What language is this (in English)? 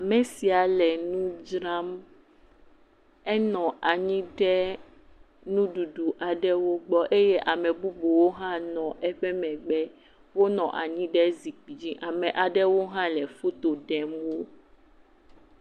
Ewe